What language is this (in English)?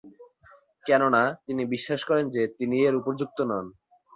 Bangla